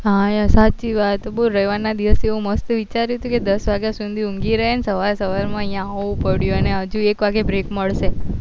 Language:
Gujarati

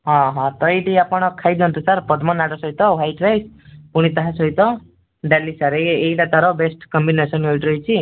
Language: Odia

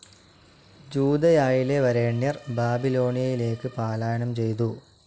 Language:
Malayalam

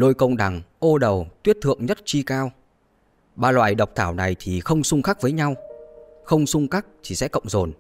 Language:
Vietnamese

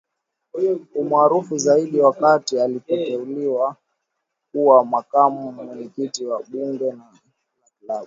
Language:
Swahili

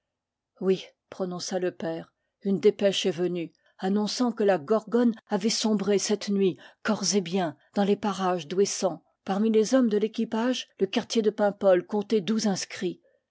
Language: French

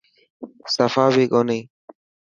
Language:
Dhatki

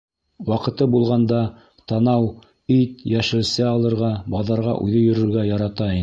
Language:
Bashkir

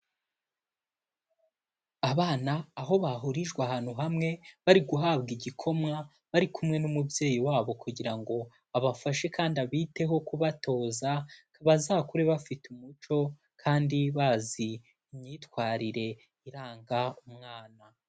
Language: Kinyarwanda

